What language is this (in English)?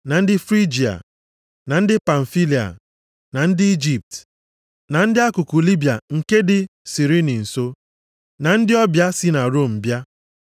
Igbo